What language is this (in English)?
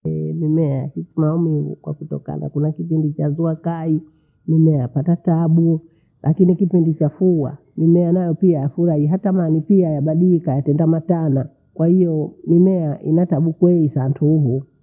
Bondei